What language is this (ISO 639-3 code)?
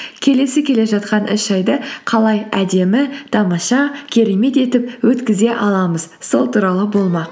kaz